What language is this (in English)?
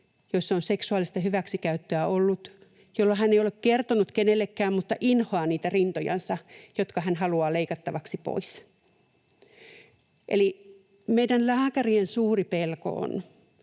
Finnish